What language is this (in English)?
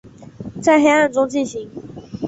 Chinese